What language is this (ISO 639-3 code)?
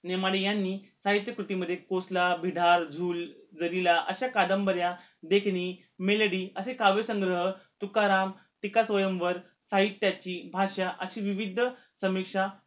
mar